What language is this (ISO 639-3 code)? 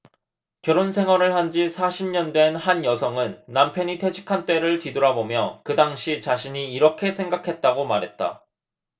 kor